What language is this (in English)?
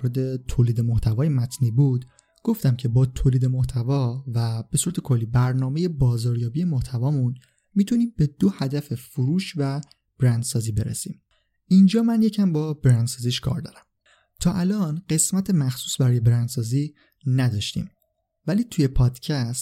Persian